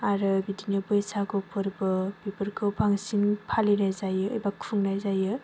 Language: Bodo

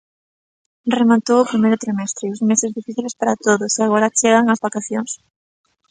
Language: Galician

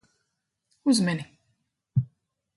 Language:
Latvian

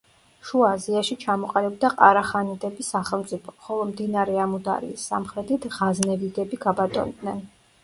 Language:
Georgian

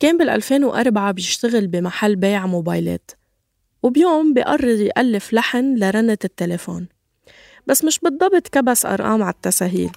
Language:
Arabic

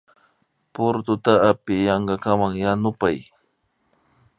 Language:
Imbabura Highland Quichua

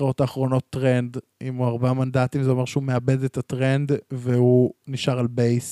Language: Hebrew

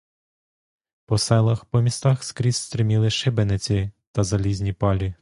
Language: Ukrainian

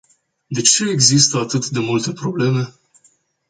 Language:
Romanian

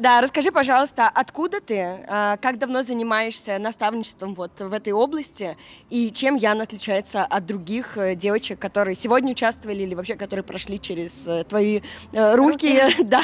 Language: Russian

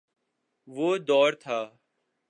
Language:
Urdu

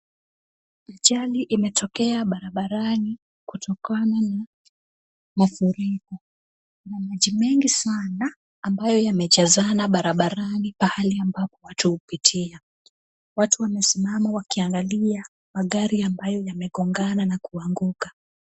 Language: Swahili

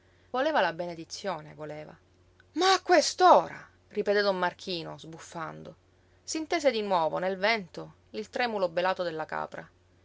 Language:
Italian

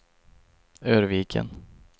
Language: Swedish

